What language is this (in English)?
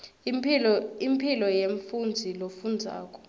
Swati